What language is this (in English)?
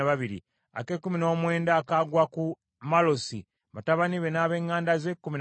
Ganda